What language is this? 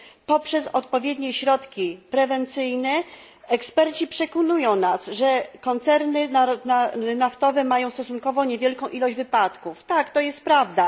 Polish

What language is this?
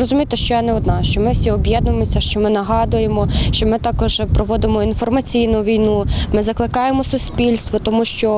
Ukrainian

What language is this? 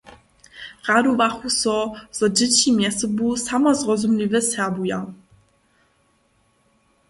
Upper Sorbian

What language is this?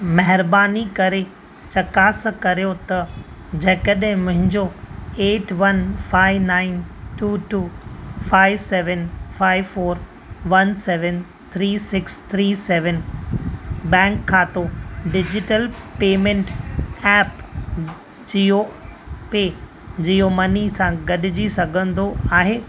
Sindhi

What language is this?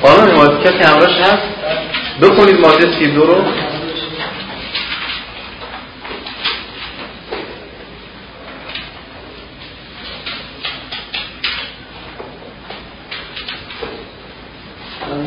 Persian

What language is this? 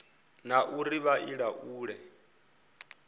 Venda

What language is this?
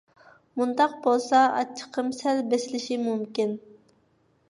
Uyghur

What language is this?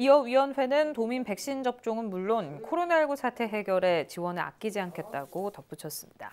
Korean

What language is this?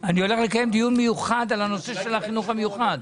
Hebrew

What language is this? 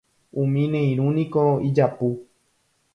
Guarani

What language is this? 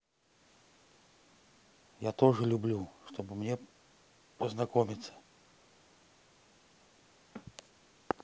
Russian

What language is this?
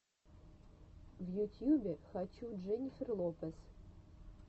Russian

